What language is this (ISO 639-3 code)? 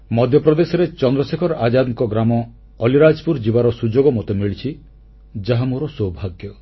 ori